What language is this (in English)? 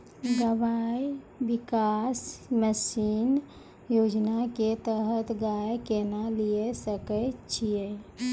Maithili